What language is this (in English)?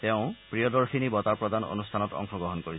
Assamese